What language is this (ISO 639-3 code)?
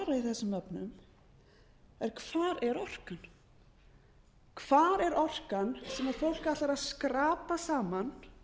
isl